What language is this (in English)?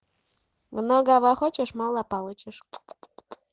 Russian